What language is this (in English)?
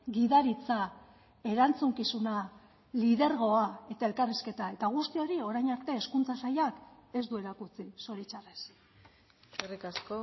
Basque